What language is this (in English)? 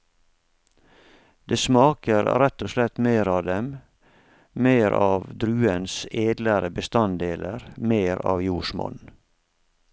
Norwegian